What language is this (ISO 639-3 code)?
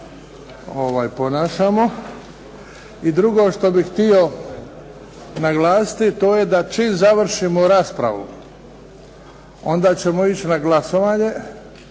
hrv